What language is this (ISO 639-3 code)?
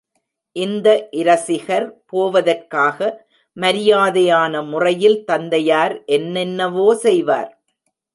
tam